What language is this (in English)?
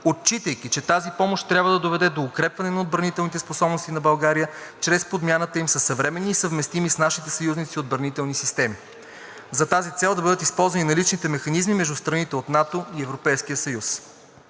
Bulgarian